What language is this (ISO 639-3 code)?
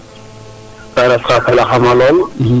srr